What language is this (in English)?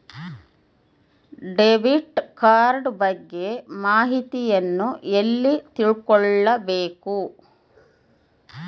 Kannada